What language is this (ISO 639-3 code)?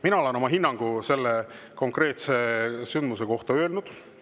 est